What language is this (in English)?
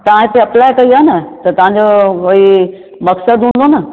Sindhi